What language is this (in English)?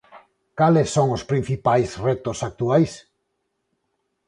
Galician